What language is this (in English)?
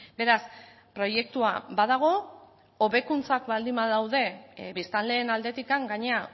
Basque